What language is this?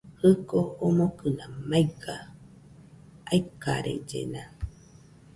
Nüpode Huitoto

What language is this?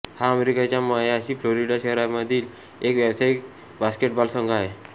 Marathi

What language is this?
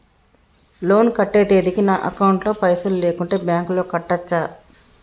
Telugu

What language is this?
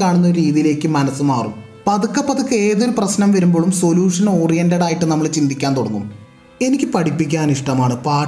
Malayalam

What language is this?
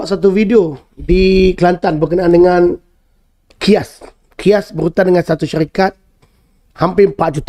Malay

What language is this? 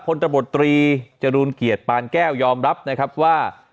Thai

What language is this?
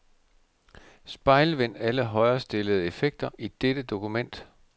Danish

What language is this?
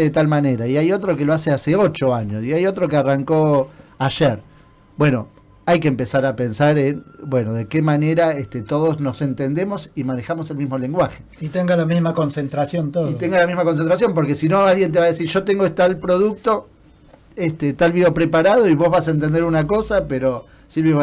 Spanish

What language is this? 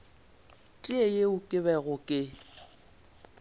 Northern Sotho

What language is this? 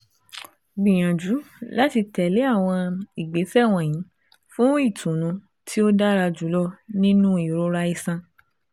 Yoruba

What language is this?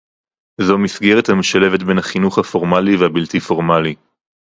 Hebrew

